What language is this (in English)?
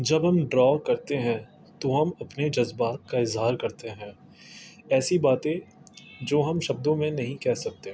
Urdu